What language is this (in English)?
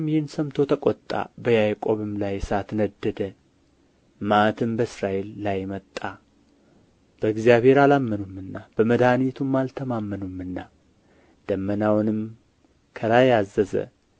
Amharic